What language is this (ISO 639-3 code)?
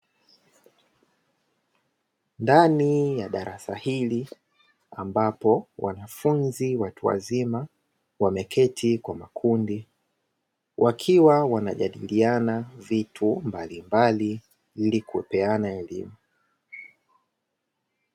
swa